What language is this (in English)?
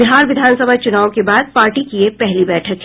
Hindi